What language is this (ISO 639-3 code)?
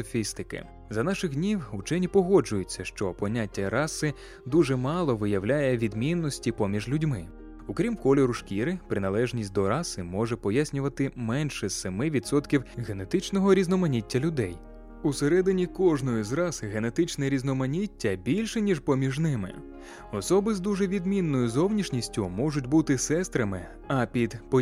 ukr